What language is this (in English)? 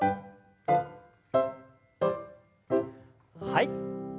Japanese